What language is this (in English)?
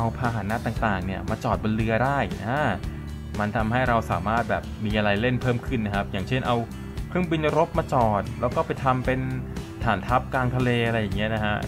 Thai